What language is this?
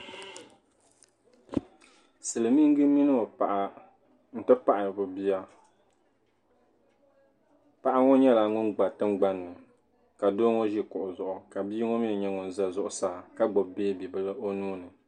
Dagbani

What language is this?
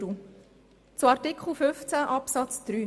Swiss German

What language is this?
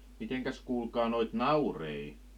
Finnish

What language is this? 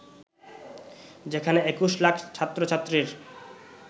Bangla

